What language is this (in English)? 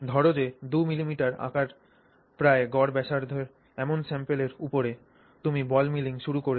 Bangla